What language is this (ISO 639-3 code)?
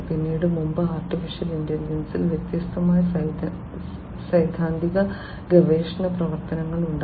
mal